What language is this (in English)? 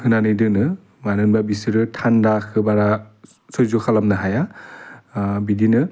Bodo